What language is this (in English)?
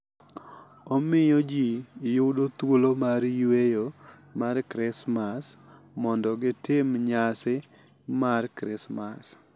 Luo (Kenya and Tanzania)